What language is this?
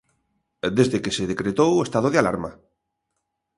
Galician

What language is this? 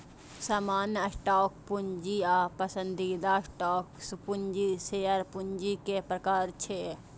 Maithili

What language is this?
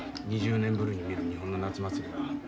Japanese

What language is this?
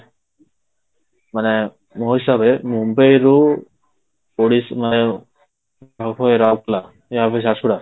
Odia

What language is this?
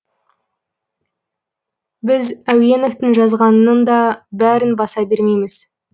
Kazakh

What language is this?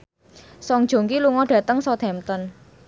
Javanese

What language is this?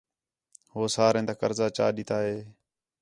Khetrani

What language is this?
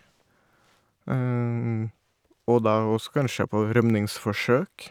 Norwegian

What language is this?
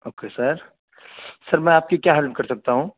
Urdu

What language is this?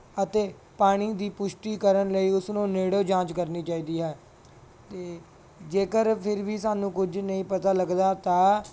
Punjabi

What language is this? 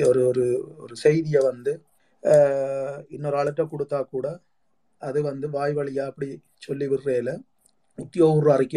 Tamil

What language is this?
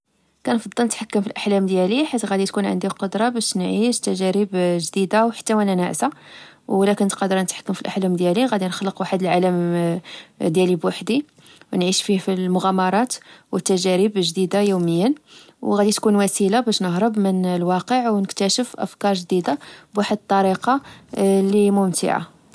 Moroccan Arabic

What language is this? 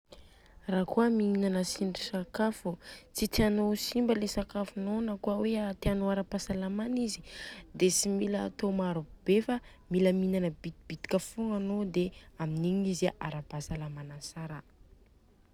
Southern Betsimisaraka Malagasy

